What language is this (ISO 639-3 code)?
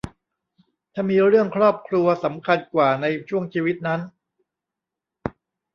tha